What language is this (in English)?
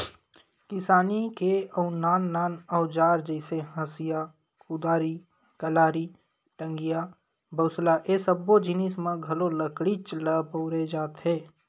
Chhattisgarhi